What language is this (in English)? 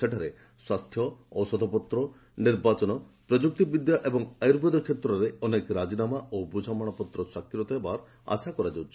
Odia